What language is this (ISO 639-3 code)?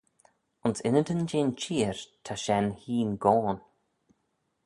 glv